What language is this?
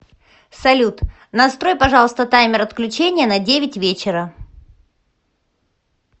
Russian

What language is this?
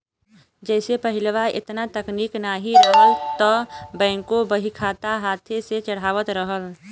Bhojpuri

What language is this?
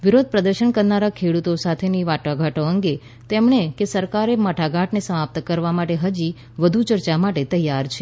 Gujarati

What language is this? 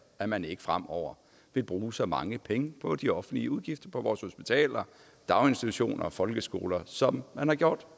Danish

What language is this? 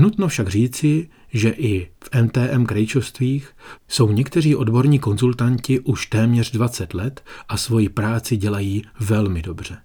Czech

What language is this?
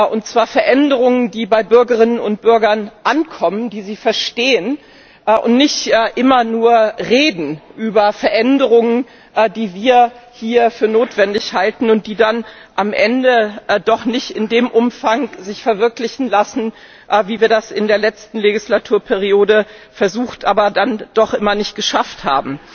German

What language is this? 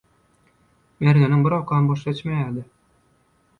Turkmen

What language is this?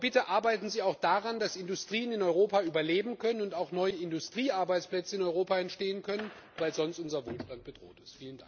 German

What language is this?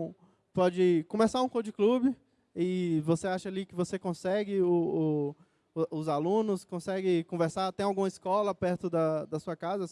Portuguese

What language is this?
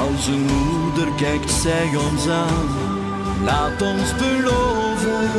Dutch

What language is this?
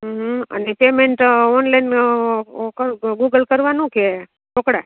Gujarati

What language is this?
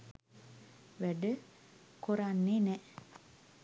Sinhala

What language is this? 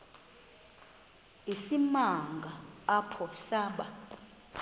Xhosa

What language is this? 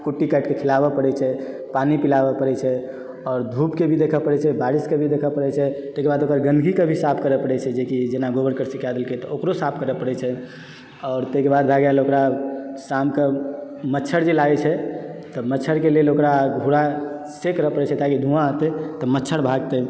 Maithili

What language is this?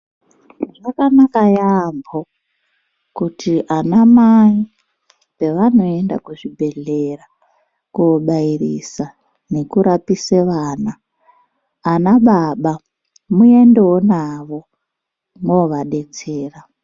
Ndau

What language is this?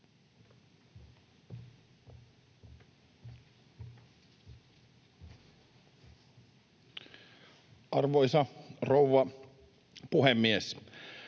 Finnish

